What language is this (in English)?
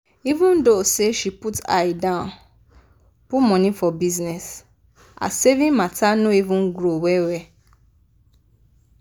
Nigerian Pidgin